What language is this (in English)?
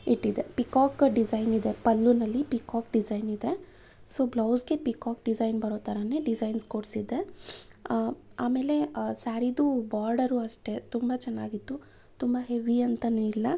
Kannada